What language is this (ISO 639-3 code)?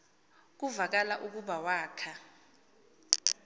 xho